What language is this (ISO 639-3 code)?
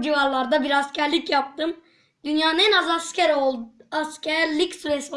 tur